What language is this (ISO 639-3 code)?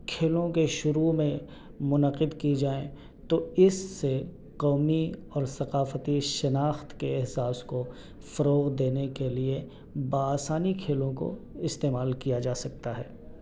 urd